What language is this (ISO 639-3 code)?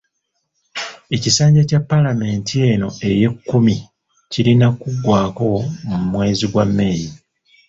lug